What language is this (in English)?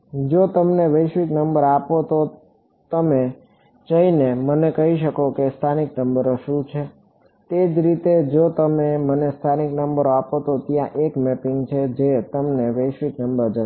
Gujarati